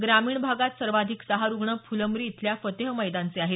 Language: Marathi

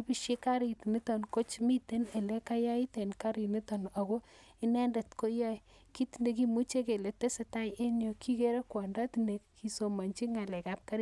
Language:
Kalenjin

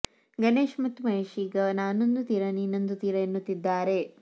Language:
Kannada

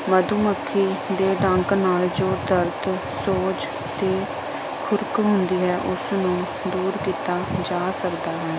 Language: Punjabi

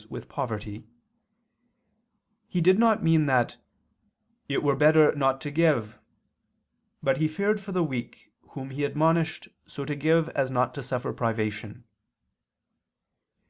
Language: English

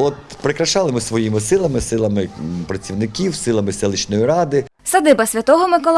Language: Ukrainian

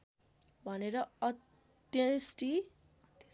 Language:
Nepali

